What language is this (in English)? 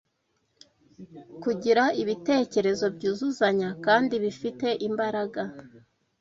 Kinyarwanda